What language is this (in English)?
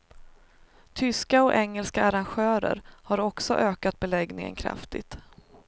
Swedish